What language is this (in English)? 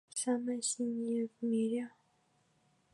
Mari